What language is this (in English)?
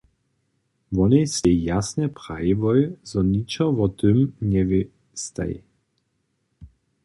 Upper Sorbian